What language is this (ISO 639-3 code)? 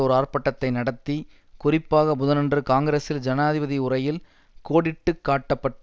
tam